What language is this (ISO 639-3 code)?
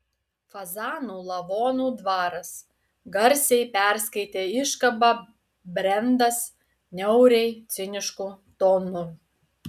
lit